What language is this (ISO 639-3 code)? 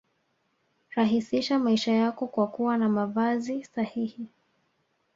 swa